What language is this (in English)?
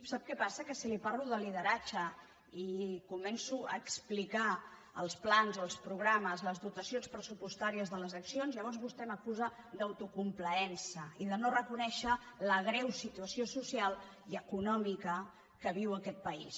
Catalan